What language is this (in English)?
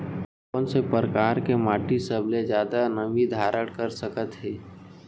Chhattisgarhi